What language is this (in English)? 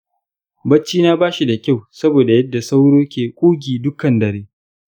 Hausa